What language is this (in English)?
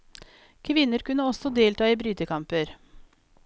Norwegian